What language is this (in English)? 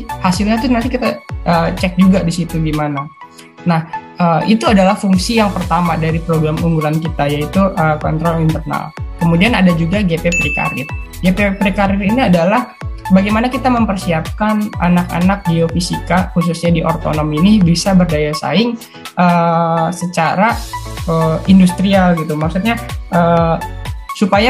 Indonesian